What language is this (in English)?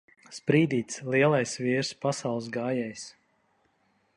Latvian